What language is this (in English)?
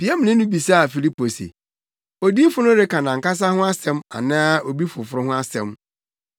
Akan